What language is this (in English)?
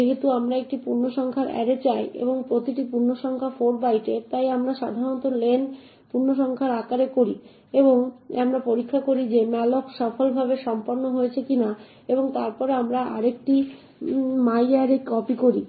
Bangla